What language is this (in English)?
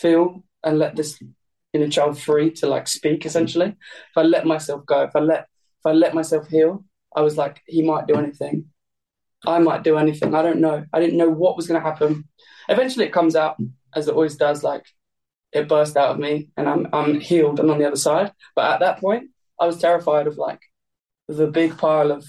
English